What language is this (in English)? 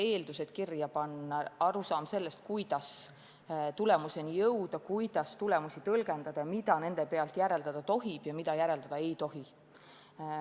Estonian